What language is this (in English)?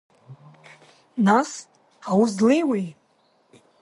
Abkhazian